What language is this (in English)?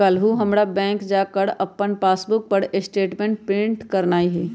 Magahi